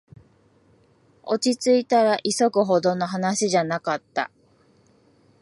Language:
Japanese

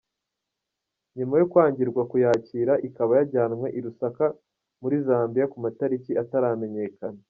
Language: Kinyarwanda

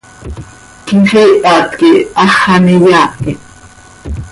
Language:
Seri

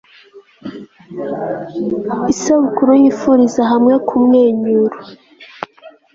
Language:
Kinyarwanda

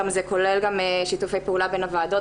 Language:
Hebrew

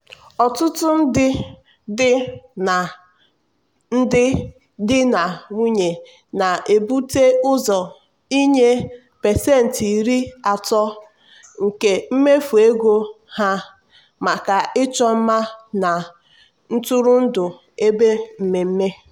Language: Igbo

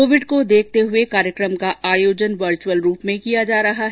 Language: Hindi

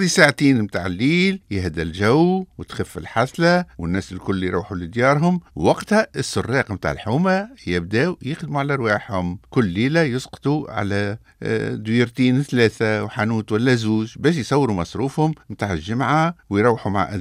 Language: Arabic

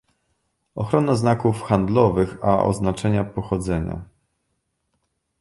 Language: Polish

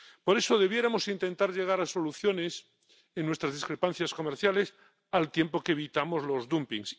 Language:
Spanish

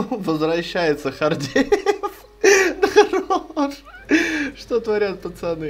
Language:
Russian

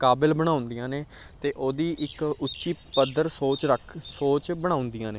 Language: Punjabi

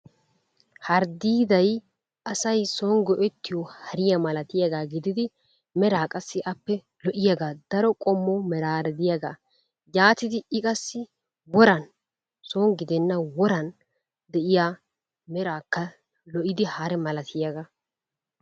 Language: Wolaytta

